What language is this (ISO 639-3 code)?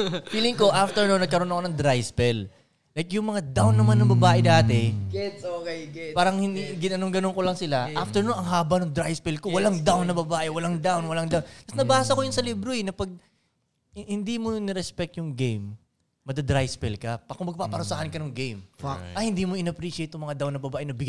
fil